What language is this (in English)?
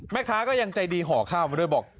Thai